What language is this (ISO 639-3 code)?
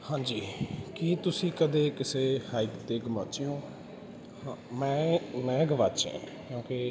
pan